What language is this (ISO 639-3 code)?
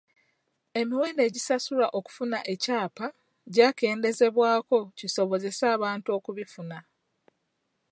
lug